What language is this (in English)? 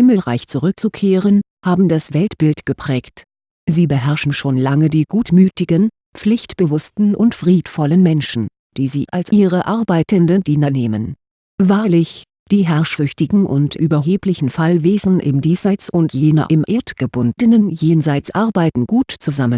German